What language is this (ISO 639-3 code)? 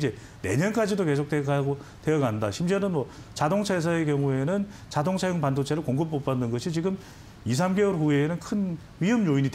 kor